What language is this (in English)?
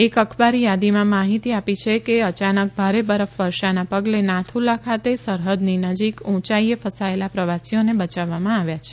Gujarati